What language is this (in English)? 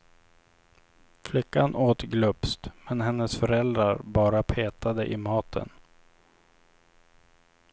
Swedish